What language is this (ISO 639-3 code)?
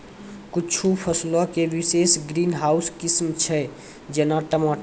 mai